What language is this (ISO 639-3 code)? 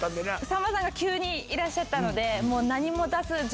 jpn